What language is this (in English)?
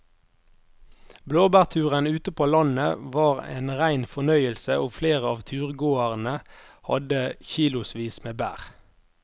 Norwegian